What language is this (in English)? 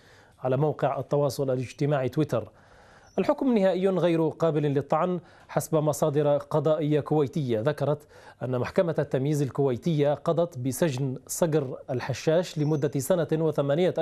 Arabic